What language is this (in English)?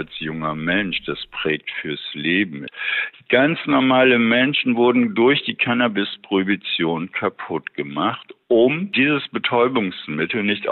German